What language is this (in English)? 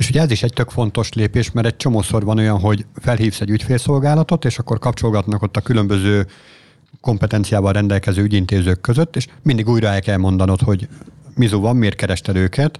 Hungarian